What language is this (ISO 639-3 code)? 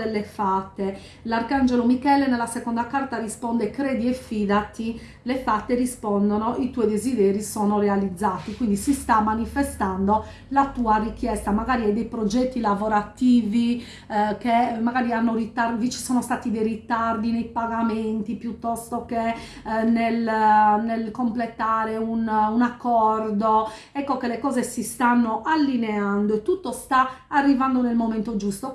ita